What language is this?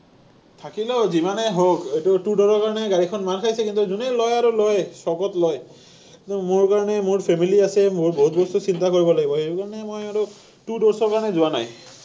Assamese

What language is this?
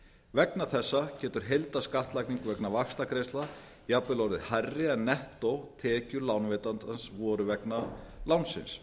Icelandic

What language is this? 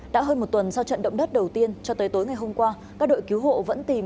Vietnamese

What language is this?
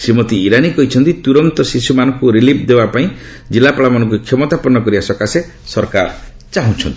Odia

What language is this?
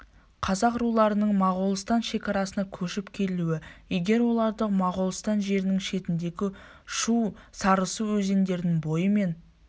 Kazakh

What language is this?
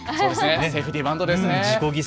Japanese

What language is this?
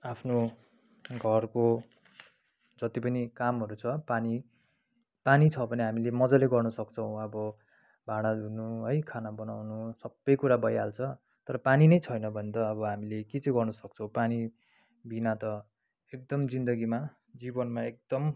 Nepali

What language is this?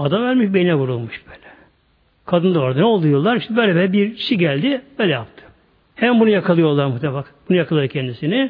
Turkish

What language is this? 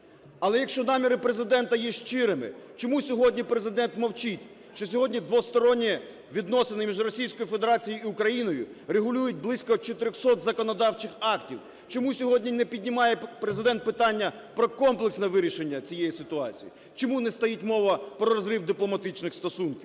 Ukrainian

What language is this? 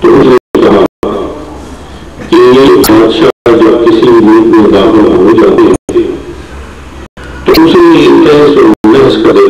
Spanish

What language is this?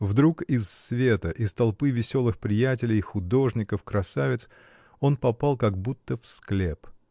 Russian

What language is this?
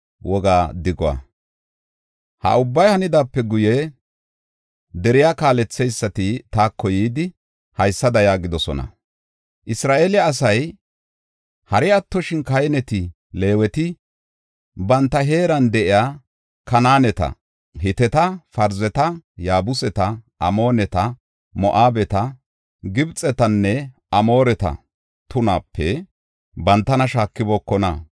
Gofa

